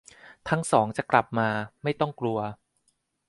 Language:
Thai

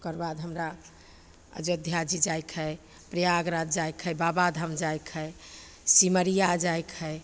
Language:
Maithili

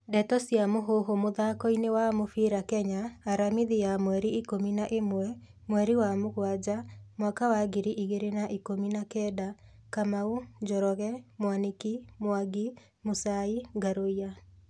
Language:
Kikuyu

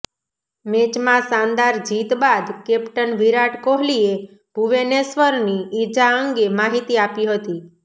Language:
Gujarati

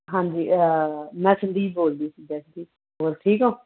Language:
Punjabi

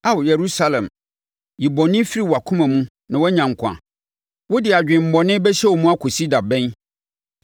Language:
Akan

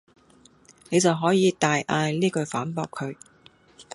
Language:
Cantonese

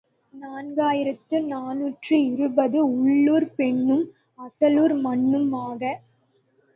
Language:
Tamil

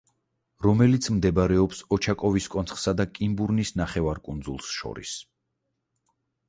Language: Georgian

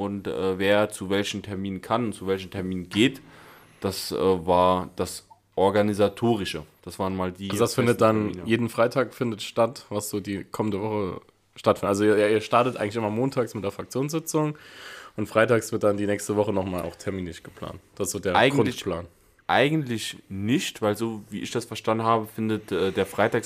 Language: German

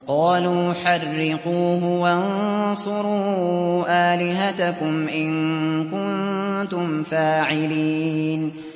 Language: Arabic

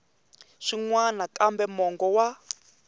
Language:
Tsonga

